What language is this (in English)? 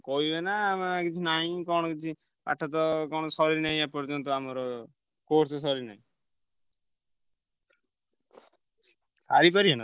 Odia